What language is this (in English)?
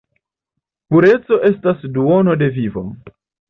Esperanto